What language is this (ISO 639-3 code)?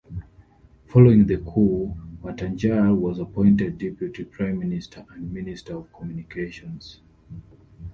eng